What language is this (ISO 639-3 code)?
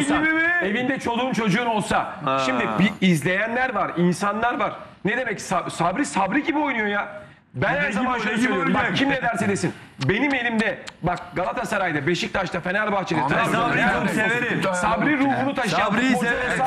tur